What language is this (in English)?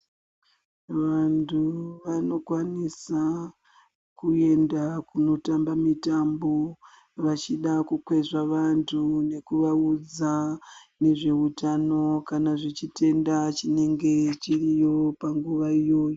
Ndau